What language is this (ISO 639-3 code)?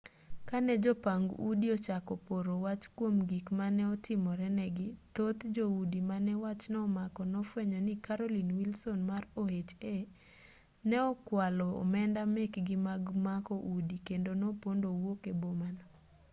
luo